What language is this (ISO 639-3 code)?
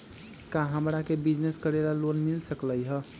mag